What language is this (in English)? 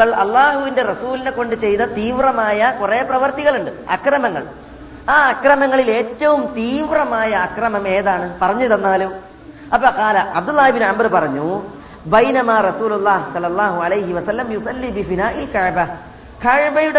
Malayalam